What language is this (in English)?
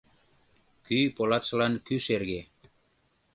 Mari